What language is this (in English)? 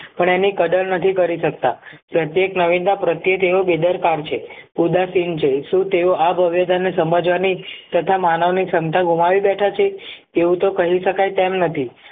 Gujarati